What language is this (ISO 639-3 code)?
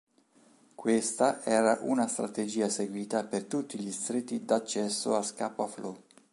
ita